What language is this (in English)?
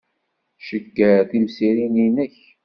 Kabyle